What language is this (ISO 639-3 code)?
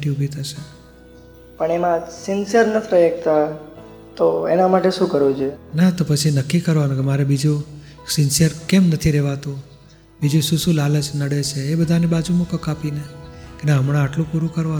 guj